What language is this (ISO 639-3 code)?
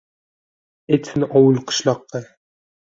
uzb